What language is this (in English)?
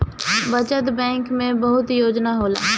Bhojpuri